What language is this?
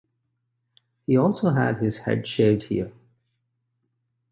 English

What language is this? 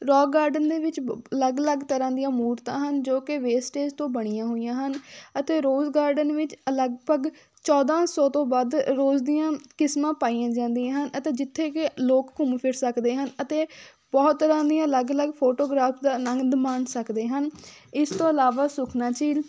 Punjabi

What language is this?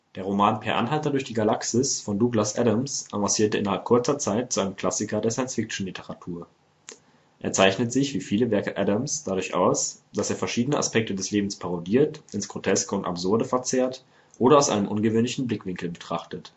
German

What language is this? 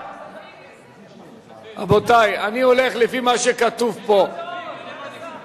Hebrew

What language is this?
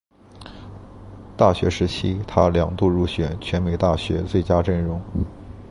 Chinese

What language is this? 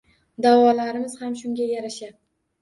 Uzbek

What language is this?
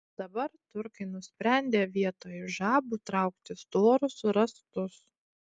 Lithuanian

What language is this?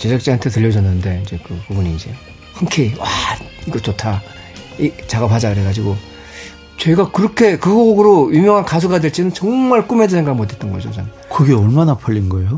Korean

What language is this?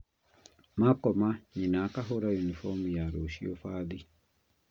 Kikuyu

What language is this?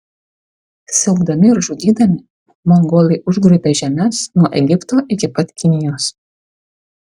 Lithuanian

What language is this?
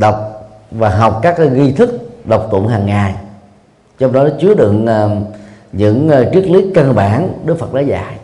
Vietnamese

